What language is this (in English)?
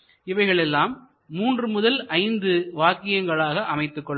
Tamil